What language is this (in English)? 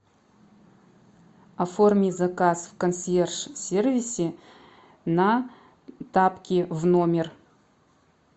Russian